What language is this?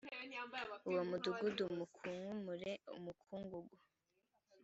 Kinyarwanda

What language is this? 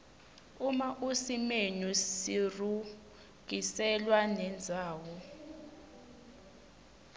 Swati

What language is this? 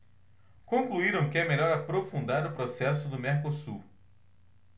Portuguese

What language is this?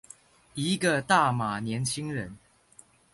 Chinese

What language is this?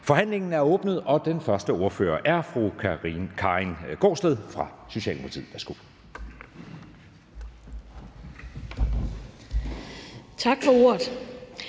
Danish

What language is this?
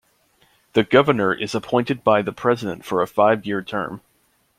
English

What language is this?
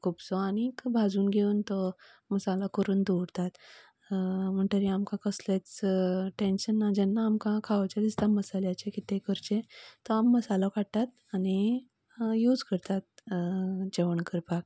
Konkani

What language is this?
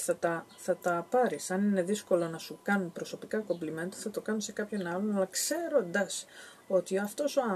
Greek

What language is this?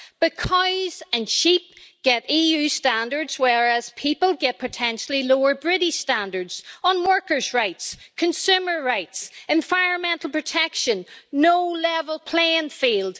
English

